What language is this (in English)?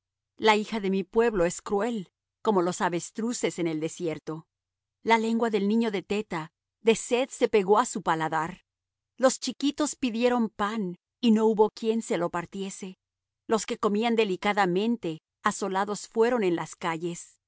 Spanish